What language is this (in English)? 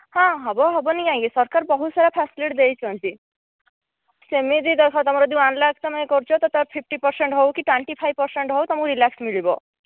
Odia